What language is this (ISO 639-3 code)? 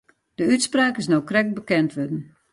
fry